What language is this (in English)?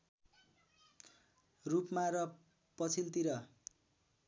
Nepali